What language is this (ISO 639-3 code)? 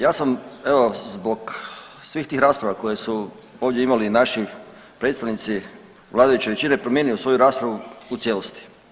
hrv